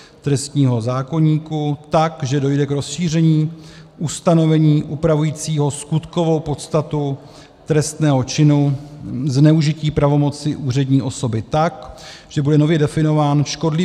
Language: Czech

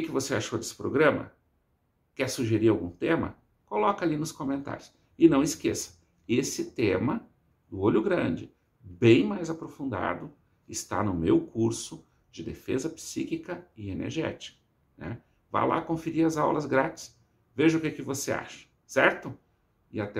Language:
Portuguese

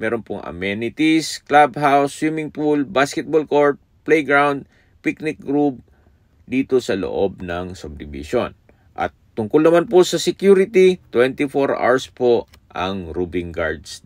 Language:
Filipino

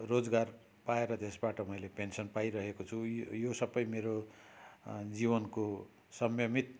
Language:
Nepali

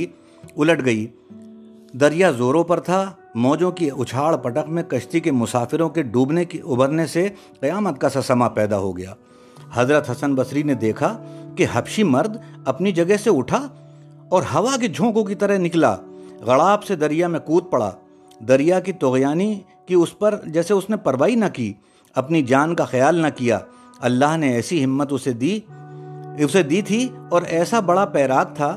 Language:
Urdu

